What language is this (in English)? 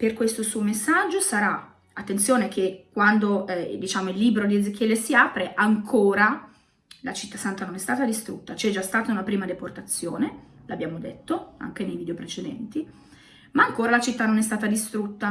Italian